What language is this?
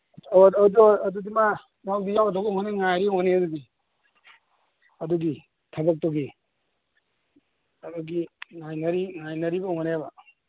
Manipuri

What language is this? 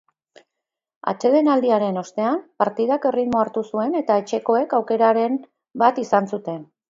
Basque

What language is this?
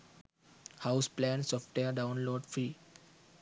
Sinhala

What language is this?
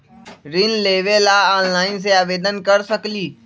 Magahi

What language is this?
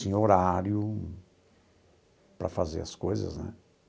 Portuguese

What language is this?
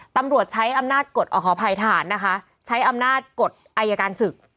Thai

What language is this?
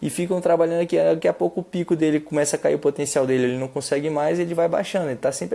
Portuguese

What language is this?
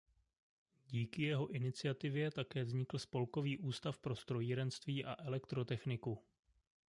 Czech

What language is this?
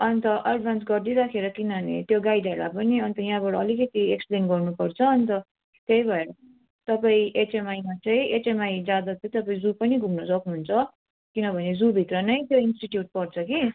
Nepali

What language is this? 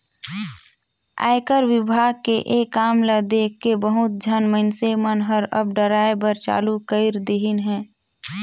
Chhattisgarhi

